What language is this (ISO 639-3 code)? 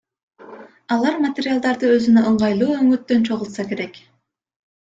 kir